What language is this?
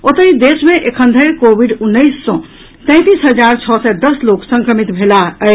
Maithili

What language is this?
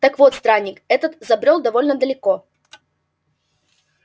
Russian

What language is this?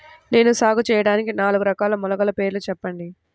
Telugu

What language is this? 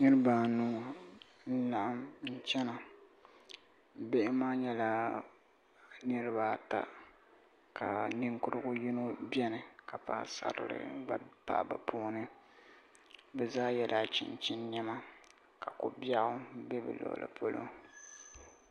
Dagbani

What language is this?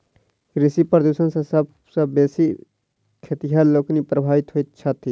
Maithili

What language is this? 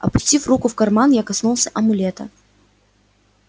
Russian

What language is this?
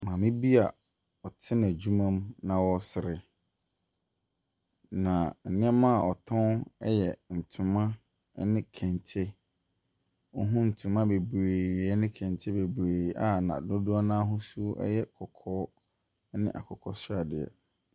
Akan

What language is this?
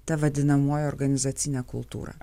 Lithuanian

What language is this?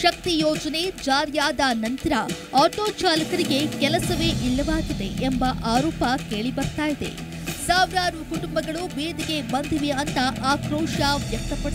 Hindi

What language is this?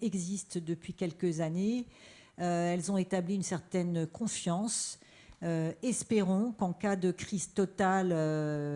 French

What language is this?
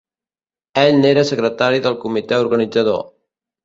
Catalan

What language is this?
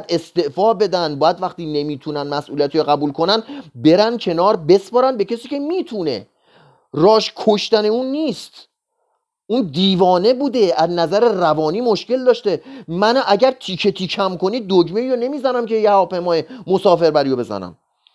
Persian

